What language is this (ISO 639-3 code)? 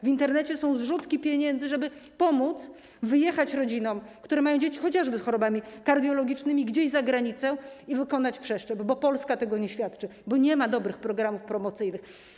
pol